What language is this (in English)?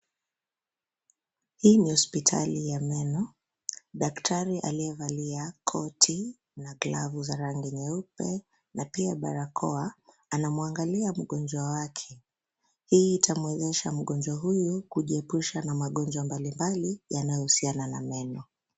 Swahili